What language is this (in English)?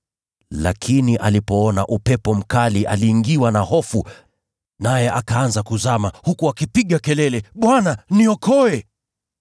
Swahili